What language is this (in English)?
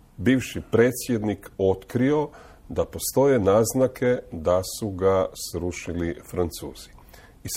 Croatian